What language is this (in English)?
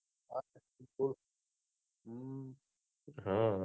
Gujarati